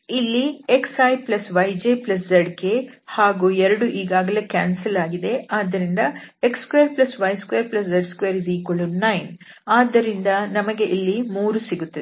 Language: Kannada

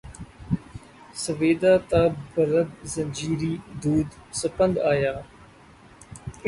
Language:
Urdu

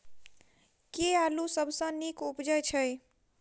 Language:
Maithili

